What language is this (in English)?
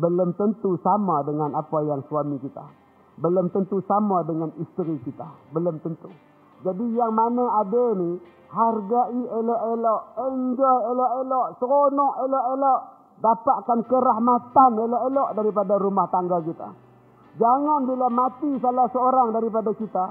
Malay